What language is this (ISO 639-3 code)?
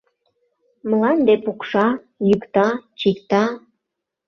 chm